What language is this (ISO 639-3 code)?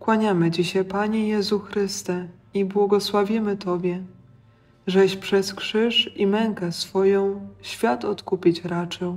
pol